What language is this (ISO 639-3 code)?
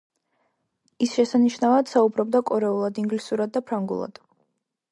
kat